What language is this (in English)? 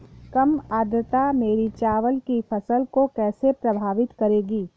Hindi